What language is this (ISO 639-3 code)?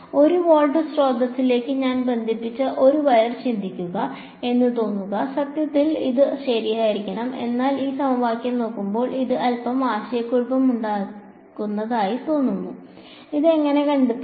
mal